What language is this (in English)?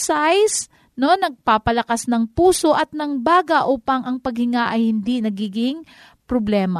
Filipino